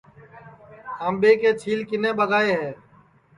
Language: Sansi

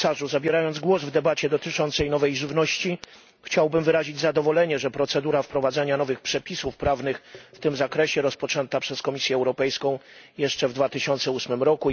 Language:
Polish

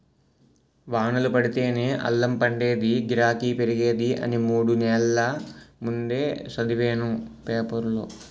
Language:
Telugu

